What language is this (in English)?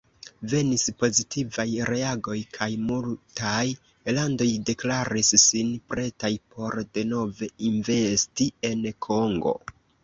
Esperanto